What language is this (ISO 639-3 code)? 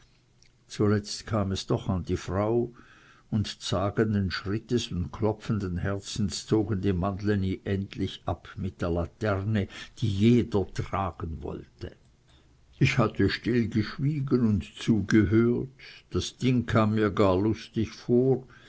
deu